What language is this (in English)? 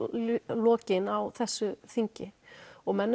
Icelandic